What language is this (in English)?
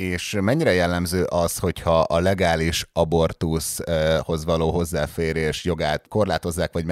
Hungarian